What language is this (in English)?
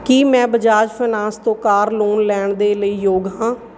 Punjabi